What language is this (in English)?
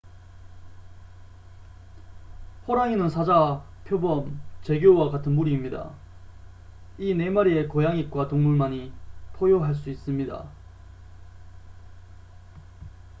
Korean